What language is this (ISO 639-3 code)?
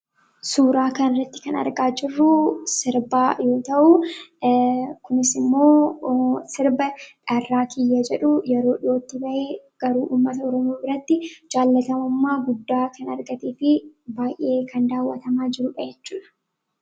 orm